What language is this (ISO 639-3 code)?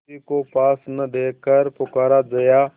hin